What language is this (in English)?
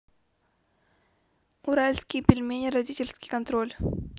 Russian